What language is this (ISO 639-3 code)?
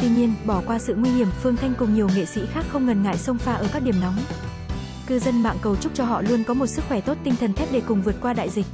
vie